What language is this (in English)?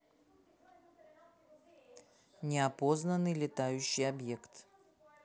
Russian